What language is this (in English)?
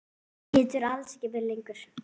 Icelandic